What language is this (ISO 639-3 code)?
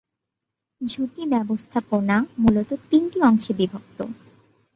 ben